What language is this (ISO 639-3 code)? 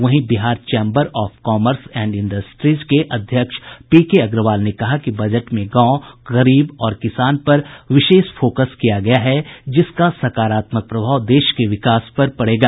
hin